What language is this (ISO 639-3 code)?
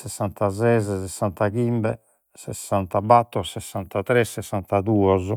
srd